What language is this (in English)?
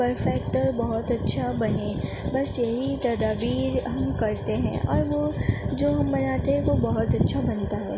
Urdu